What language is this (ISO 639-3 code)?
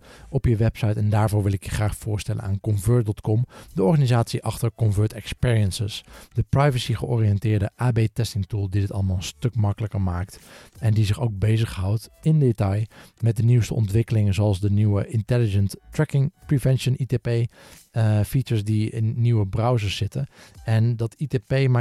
nld